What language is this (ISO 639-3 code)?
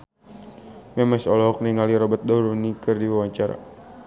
sun